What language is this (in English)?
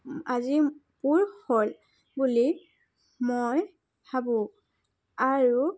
Assamese